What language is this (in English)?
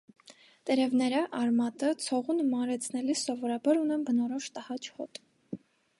Armenian